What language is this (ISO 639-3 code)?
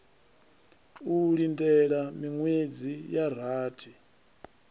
ven